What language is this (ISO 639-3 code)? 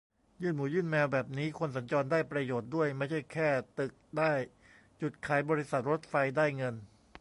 tha